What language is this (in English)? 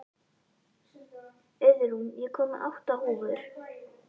Icelandic